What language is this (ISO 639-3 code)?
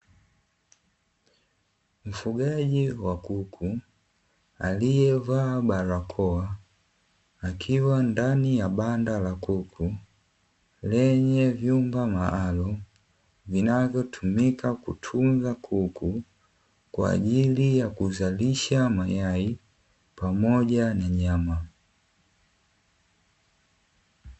swa